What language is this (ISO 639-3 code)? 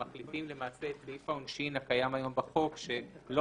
heb